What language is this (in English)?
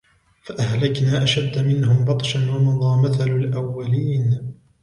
Arabic